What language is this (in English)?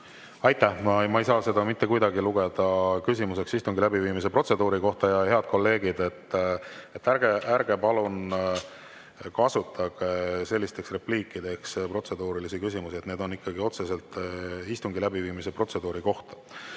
Estonian